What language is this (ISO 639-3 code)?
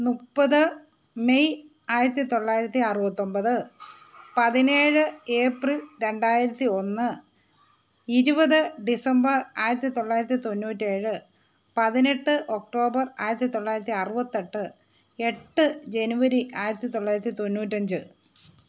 mal